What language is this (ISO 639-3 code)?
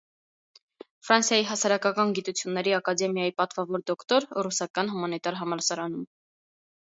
hye